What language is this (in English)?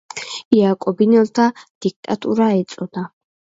Georgian